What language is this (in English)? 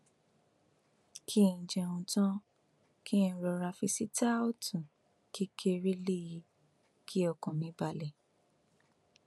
Yoruba